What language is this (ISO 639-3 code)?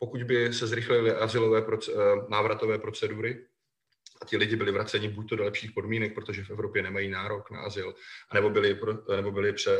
ces